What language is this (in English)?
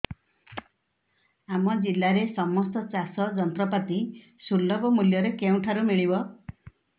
Odia